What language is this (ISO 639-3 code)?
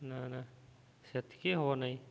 ori